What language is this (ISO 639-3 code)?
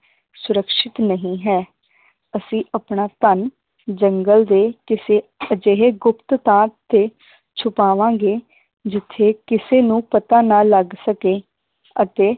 pan